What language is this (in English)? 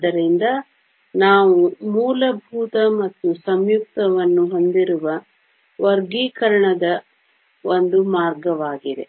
Kannada